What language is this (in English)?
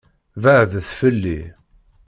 Kabyle